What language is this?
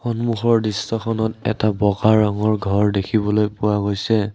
Assamese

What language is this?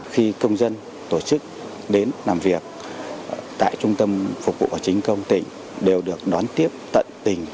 Vietnamese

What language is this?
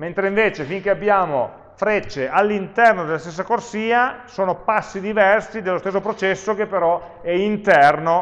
Italian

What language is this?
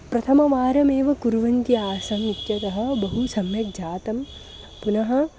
Sanskrit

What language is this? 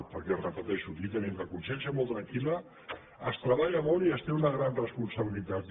Catalan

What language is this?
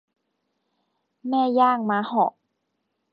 Thai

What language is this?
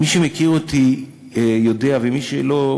Hebrew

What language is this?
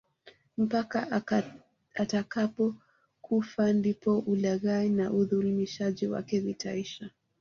Swahili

